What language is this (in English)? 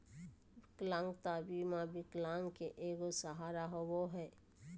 Magahi